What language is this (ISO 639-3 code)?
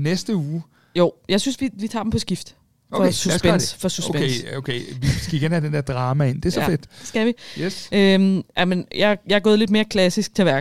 dan